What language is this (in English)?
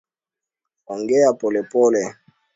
Swahili